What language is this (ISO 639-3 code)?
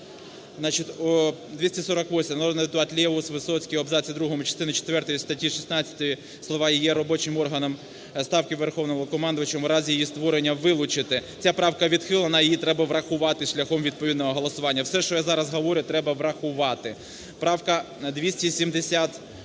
ukr